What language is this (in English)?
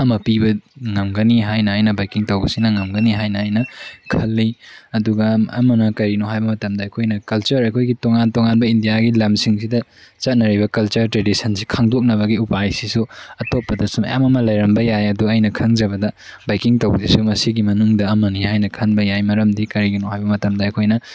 Manipuri